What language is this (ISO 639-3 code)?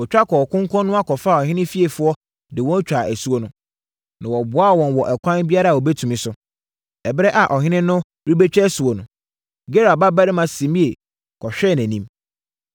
aka